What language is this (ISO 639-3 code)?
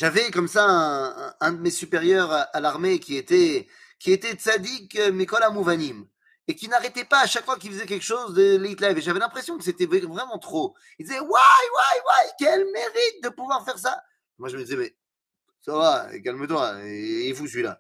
fra